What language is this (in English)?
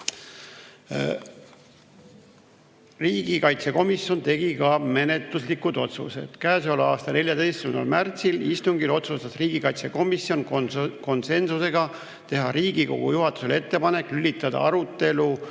Estonian